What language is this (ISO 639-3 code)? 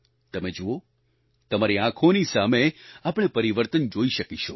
guj